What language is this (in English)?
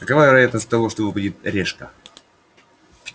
Russian